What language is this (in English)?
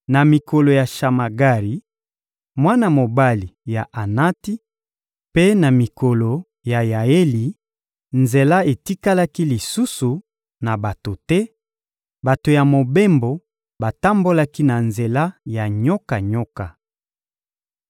Lingala